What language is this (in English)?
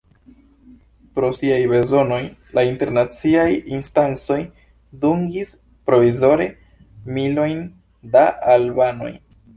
Esperanto